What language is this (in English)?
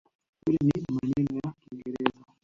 Swahili